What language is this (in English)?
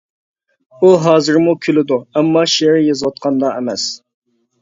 Uyghur